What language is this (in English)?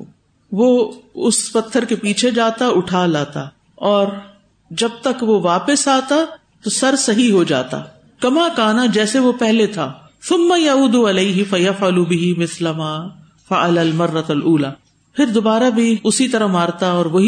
Urdu